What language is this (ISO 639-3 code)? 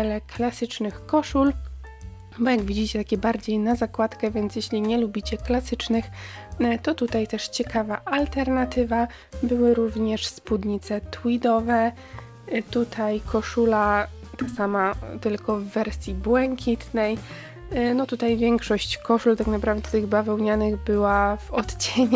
pol